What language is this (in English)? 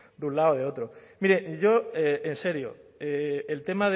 Spanish